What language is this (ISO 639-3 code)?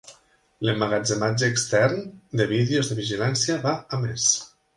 cat